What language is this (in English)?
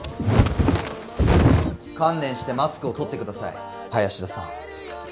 Japanese